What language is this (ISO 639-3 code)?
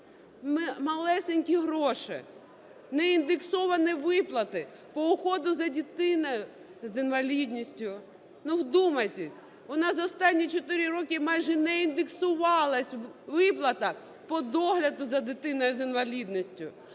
ukr